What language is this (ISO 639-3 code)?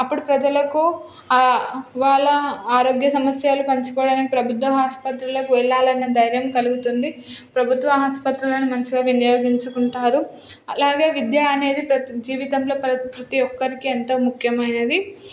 tel